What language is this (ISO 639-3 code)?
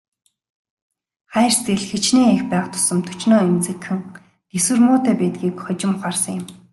mon